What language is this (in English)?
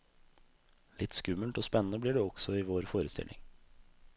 Norwegian